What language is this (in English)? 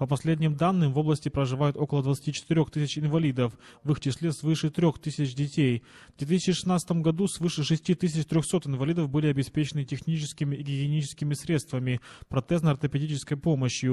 Russian